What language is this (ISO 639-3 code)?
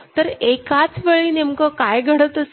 mar